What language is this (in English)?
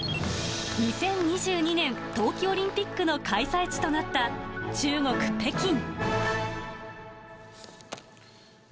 Japanese